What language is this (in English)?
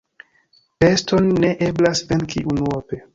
Esperanto